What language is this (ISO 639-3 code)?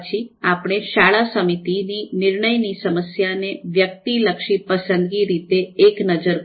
guj